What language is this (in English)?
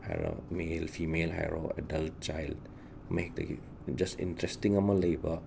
Manipuri